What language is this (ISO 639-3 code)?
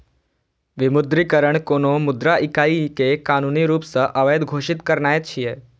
mai